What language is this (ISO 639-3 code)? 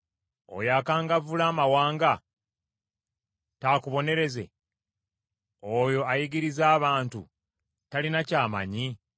lug